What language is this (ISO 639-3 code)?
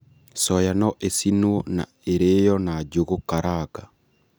kik